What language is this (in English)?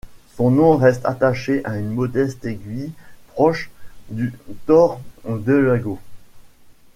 French